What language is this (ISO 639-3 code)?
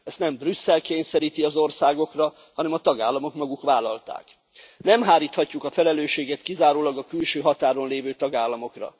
hun